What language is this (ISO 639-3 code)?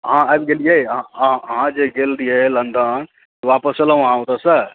mai